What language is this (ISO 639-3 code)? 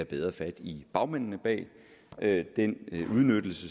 dan